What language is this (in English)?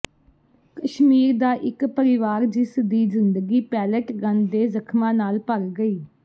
Punjabi